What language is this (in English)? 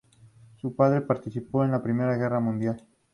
Spanish